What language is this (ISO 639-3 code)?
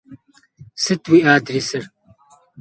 kbd